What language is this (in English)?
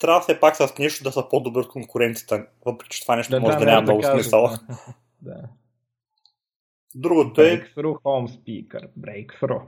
Bulgarian